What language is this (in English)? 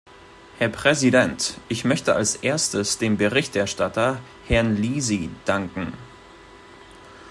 German